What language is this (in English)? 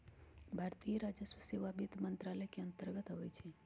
Magahi